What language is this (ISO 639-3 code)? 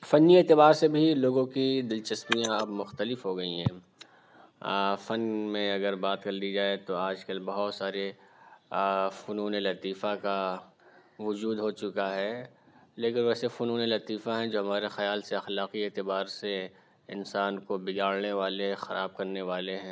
urd